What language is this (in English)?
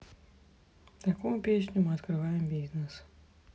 Russian